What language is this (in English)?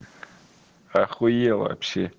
Russian